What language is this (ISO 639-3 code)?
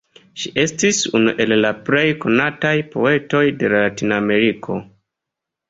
epo